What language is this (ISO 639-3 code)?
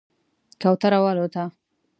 pus